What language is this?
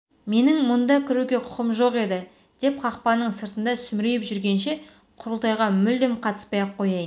Kazakh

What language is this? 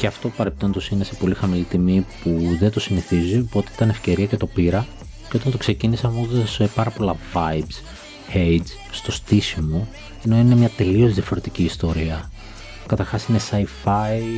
Greek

